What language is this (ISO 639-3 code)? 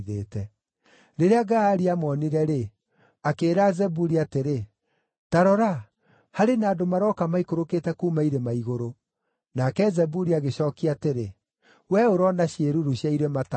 kik